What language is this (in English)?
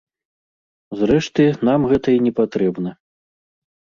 Belarusian